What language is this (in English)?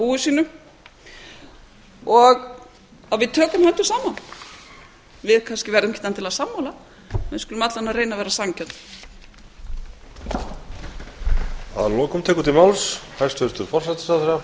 Icelandic